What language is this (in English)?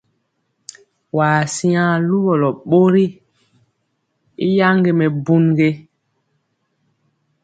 Mpiemo